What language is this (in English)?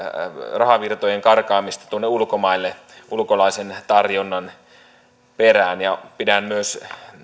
Finnish